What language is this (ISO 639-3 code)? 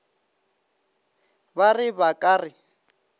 nso